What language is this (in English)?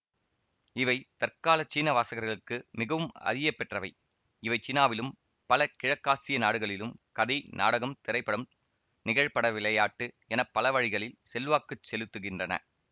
Tamil